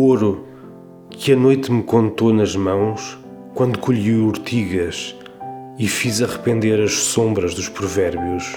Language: Portuguese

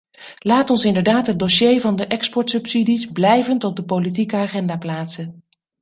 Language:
Dutch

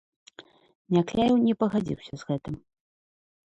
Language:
Belarusian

